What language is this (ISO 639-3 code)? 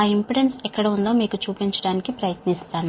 tel